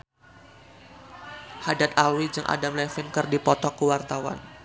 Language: Sundanese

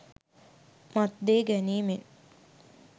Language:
Sinhala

